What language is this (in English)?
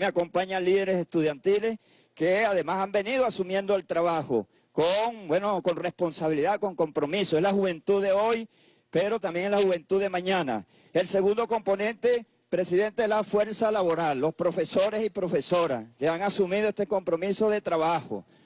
Spanish